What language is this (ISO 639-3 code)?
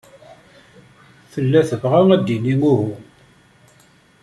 kab